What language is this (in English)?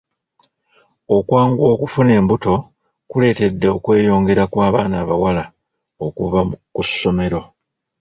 Ganda